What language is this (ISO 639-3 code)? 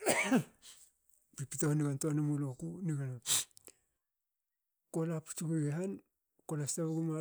hao